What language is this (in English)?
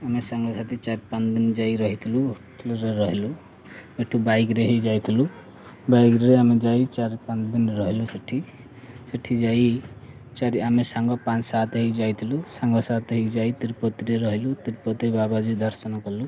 Odia